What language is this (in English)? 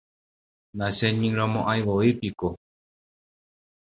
Guarani